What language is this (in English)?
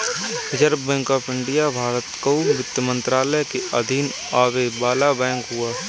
Bhojpuri